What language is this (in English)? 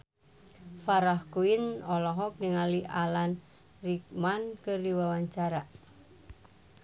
Sundanese